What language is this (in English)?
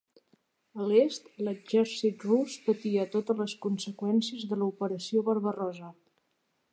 Catalan